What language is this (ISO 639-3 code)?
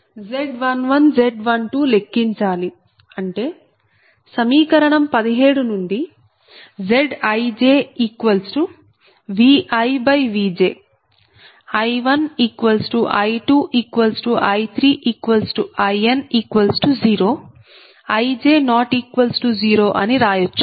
tel